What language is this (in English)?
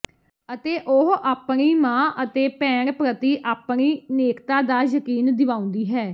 Punjabi